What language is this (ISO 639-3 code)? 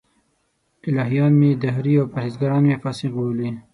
pus